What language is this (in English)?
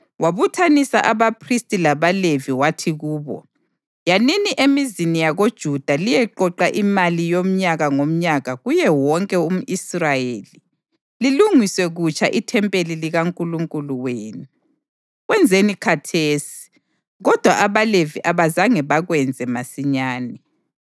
North Ndebele